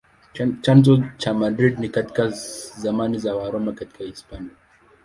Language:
Swahili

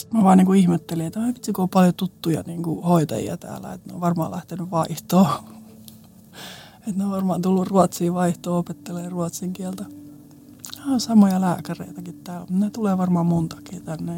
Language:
Finnish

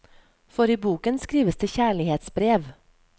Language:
Norwegian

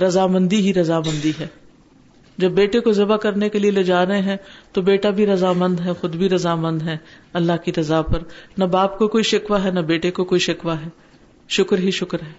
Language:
Urdu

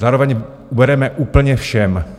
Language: Czech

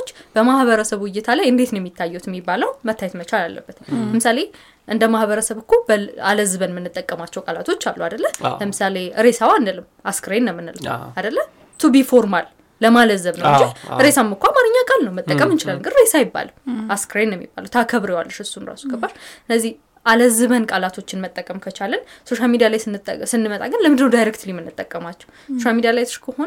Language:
Amharic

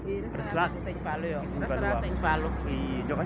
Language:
Serer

